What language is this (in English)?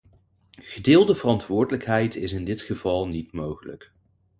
Dutch